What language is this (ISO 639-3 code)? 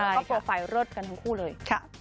tha